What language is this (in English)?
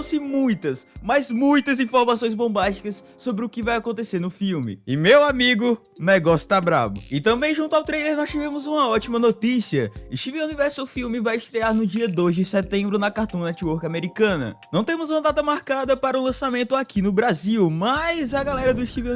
Portuguese